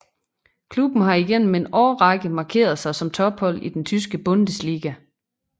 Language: Danish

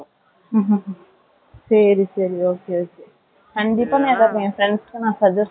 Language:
Tamil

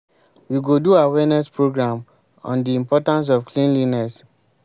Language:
Nigerian Pidgin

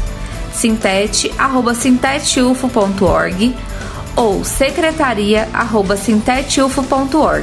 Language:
Portuguese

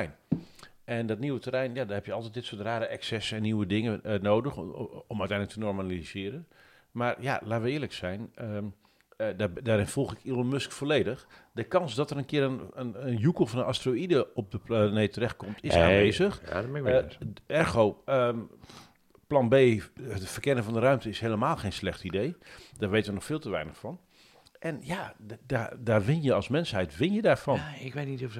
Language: Dutch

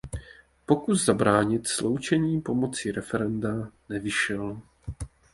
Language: Czech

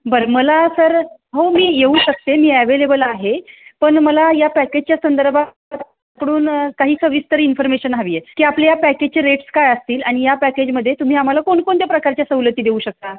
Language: Marathi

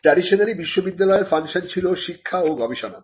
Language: Bangla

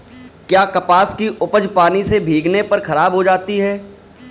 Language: Hindi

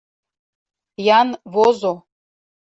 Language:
Mari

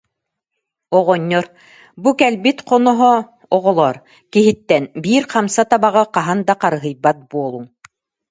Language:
Yakut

